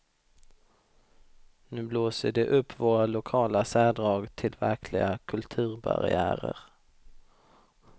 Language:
Swedish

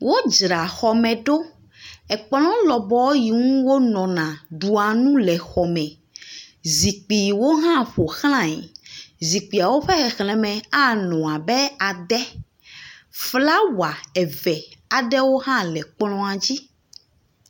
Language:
Ewe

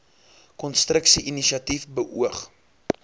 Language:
Afrikaans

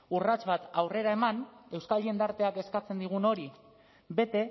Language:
Basque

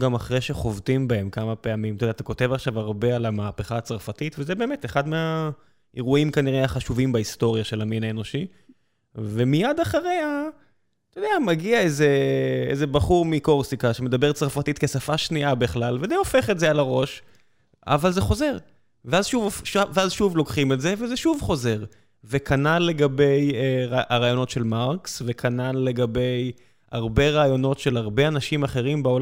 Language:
Hebrew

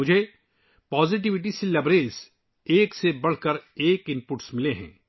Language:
Urdu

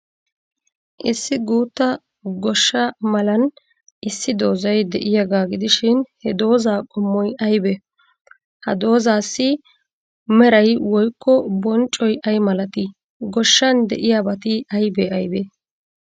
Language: Wolaytta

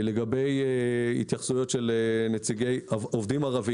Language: Hebrew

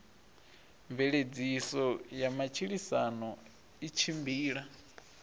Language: Venda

